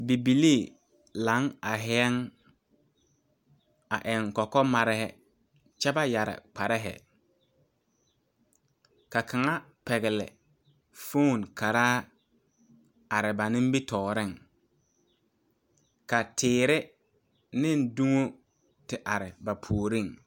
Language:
Southern Dagaare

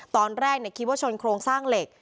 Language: Thai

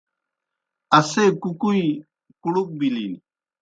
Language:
Kohistani Shina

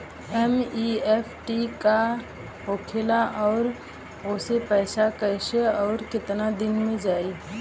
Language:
Bhojpuri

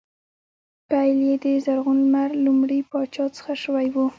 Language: Pashto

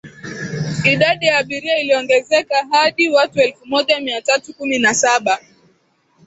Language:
Swahili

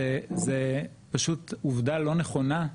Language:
Hebrew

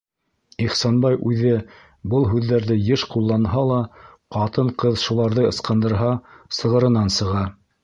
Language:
Bashkir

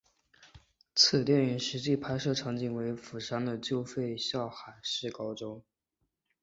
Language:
Chinese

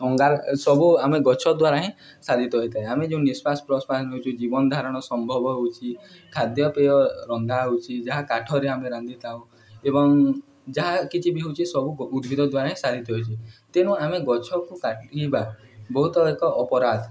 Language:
Odia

